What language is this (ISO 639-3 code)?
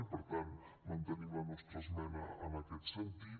cat